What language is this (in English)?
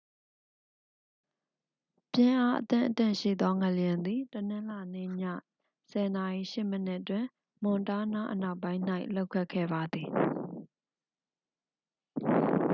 Burmese